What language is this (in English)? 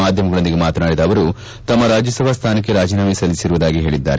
Kannada